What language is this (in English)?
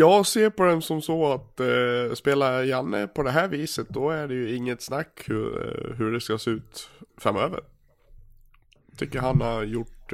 Swedish